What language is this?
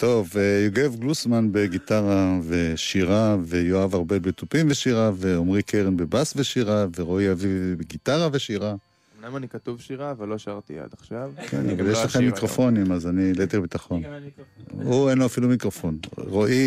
Hebrew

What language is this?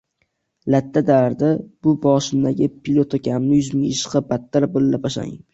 Uzbek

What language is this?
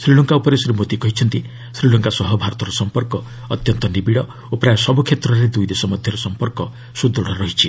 Odia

